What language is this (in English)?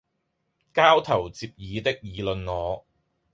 Cantonese